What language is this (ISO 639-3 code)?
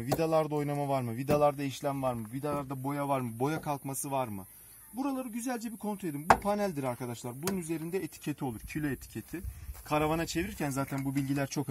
tur